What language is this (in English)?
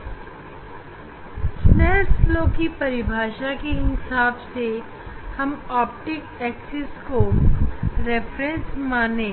Hindi